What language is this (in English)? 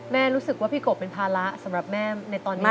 Thai